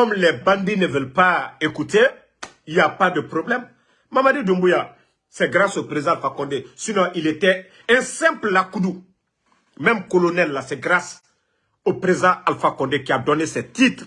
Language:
French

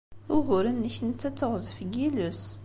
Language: Kabyle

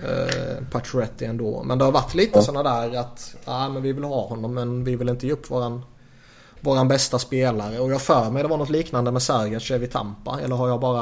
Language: Swedish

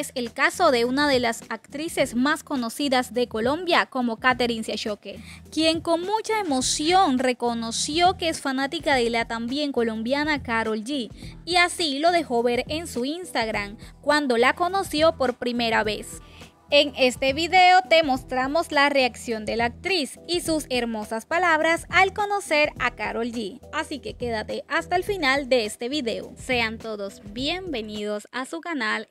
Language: Spanish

